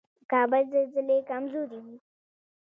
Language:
Pashto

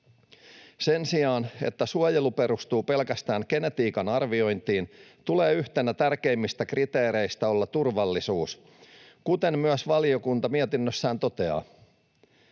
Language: Finnish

